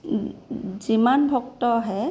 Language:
Assamese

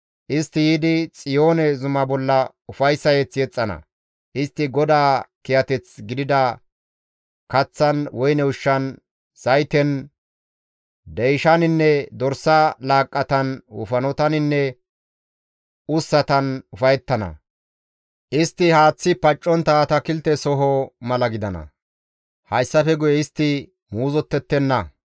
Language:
Gamo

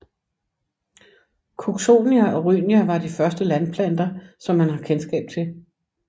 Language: Danish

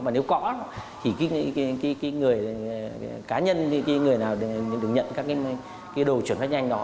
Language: Vietnamese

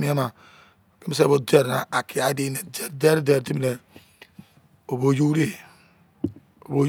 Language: Izon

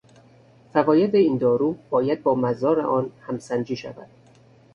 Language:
Persian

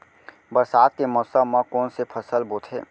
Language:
Chhattisgarhi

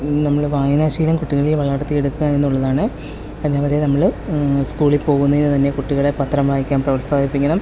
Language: Malayalam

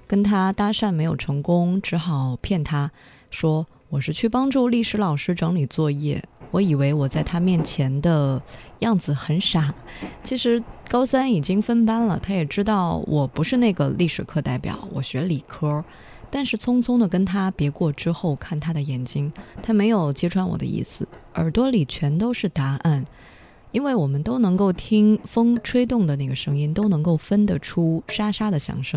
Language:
Chinese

